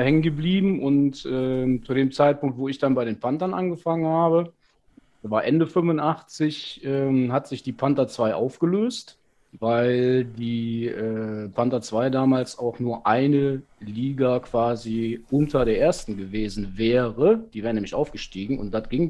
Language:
German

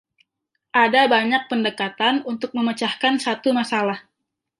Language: Indonesian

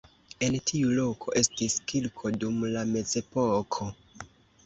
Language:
Esperanto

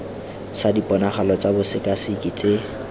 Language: Tswana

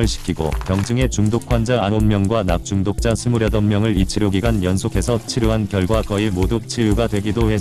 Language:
Korean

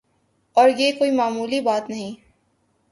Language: Urdu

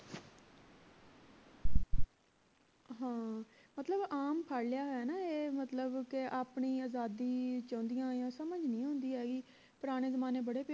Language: Punjabi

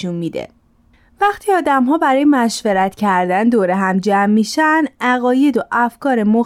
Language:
Persian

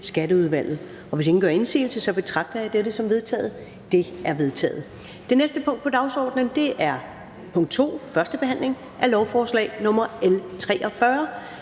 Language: Danish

